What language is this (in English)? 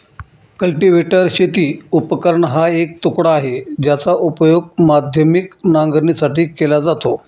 Marathi